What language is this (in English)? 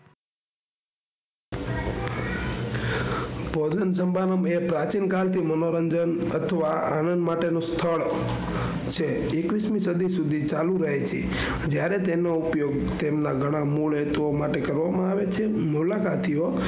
Gujarati